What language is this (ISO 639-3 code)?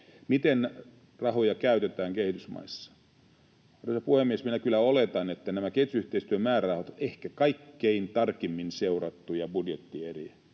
fin